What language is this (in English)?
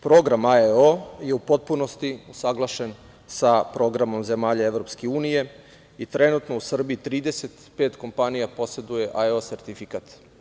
Serbian